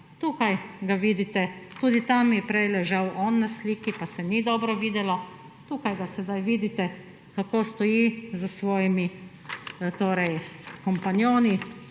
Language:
Slovenian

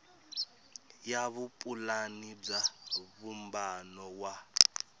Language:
Tsonga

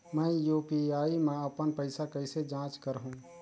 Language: Chhattisgarhi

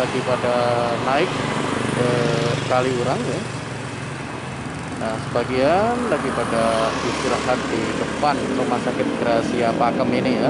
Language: Indonesian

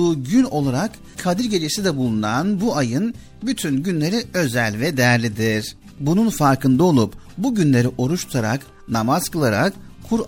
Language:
Turkish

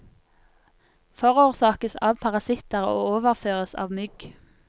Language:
Norwegian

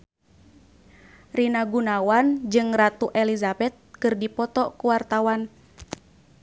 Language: Sundanese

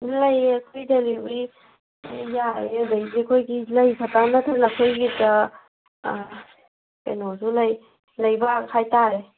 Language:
Manipuri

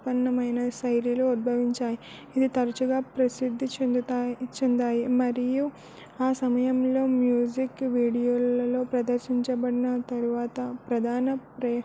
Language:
Telugu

